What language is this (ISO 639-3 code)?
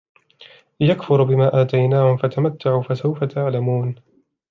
ara